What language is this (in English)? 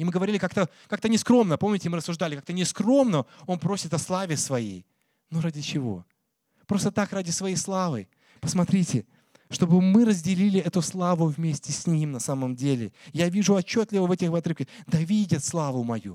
Russian